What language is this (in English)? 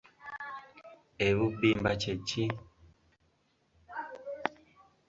Ganda